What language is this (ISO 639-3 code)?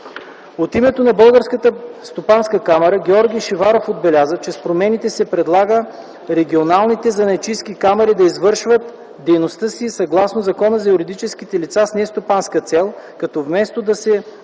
bul